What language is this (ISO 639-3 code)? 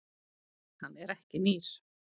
isl